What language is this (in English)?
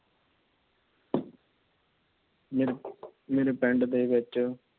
Punjabi